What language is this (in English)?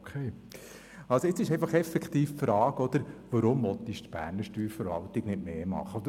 Swiss German